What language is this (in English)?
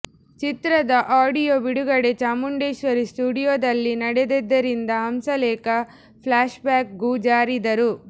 Kannada